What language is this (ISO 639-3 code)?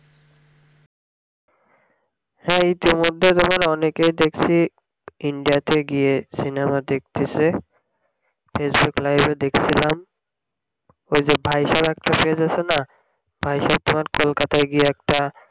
ben